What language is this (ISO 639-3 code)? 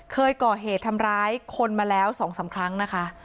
tha